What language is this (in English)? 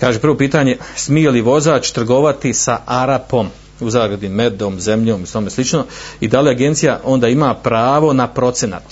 Croatian